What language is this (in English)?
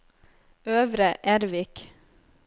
Norwegian